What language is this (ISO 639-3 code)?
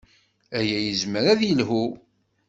kab